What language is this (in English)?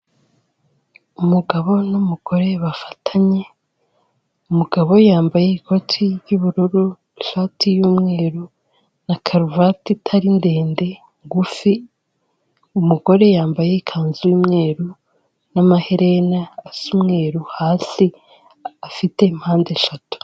Kinyarwanda